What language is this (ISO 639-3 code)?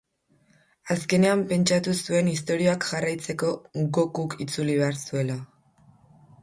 eus